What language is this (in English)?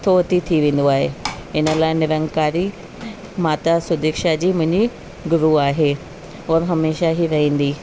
Sindhi